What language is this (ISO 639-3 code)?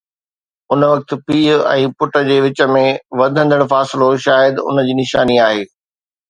snd